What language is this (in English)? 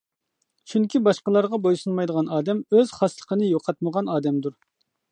Uyghur